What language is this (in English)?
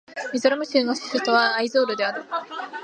Japanese